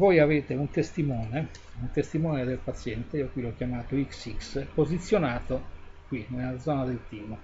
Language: Italian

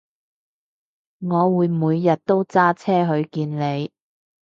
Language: Cantonese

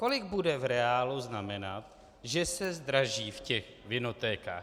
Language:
Czech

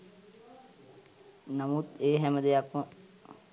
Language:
Sinhala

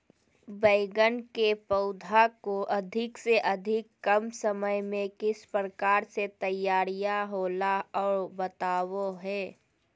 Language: Magahi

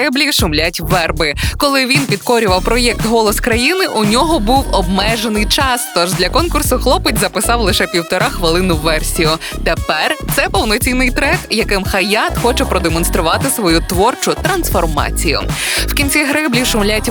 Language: Ukrainian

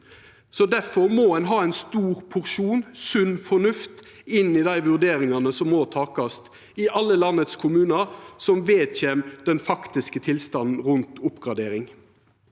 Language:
Norwegian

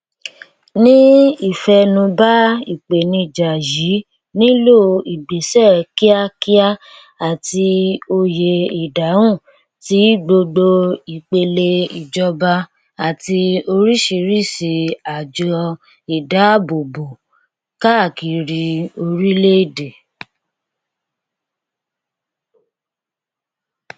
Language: Yoruba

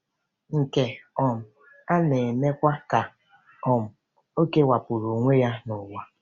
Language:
Igbo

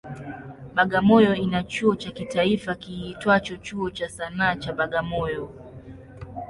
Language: Swahili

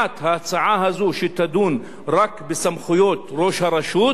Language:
Hebrew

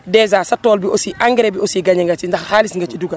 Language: Wolof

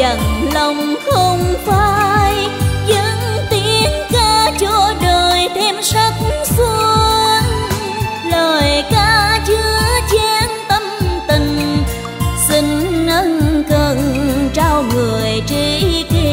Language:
Vietnamese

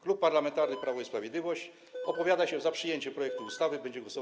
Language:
Polish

